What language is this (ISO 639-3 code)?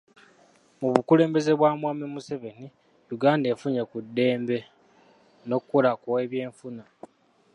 lug